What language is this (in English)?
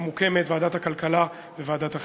Hebrew